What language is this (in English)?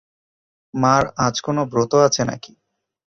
Bangla